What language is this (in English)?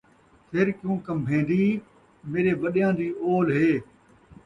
Saraiki